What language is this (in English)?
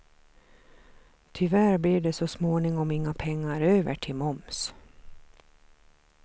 Swedish